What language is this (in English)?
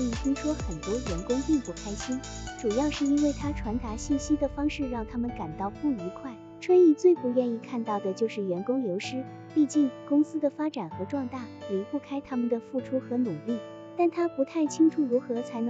Chinese